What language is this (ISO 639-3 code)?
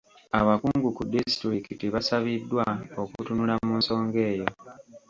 lug